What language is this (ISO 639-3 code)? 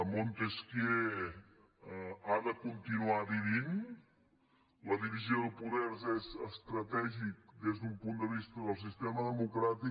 cat